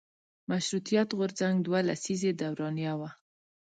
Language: Pashto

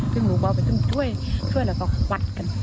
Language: Thai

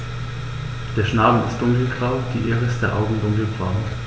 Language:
German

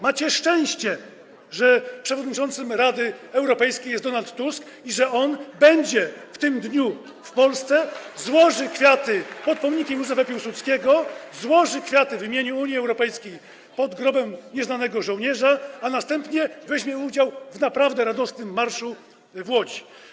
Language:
Polish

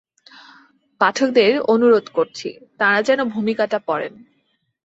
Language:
Bangla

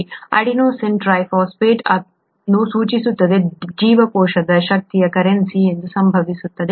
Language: Kannada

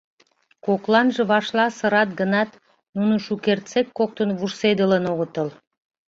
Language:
Mari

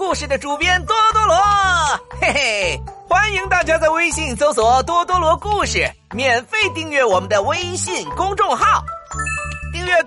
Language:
Chinese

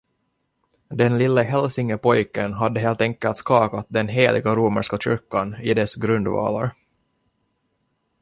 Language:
Swedish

